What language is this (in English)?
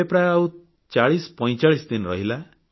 Odia